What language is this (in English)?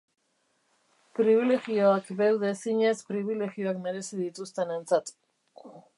Basque